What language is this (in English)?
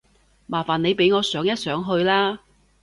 Cantonese